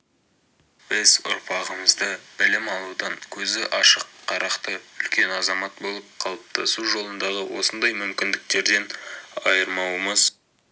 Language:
Kazakh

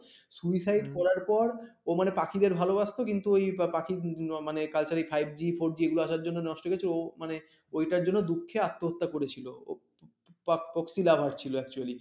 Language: Bangla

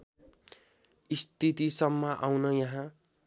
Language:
Nepali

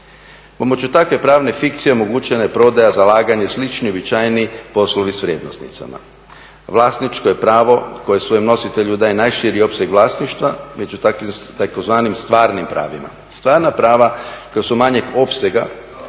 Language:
Croatian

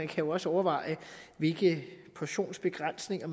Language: Danish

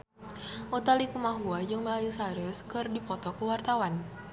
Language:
Sundanese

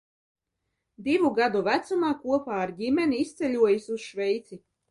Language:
Latvian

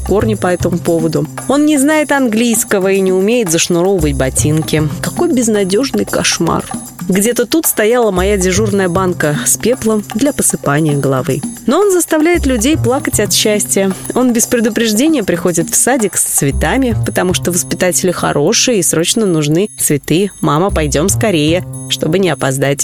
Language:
Russian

